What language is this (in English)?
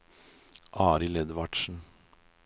Norwegian